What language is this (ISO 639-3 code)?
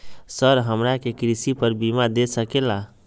mag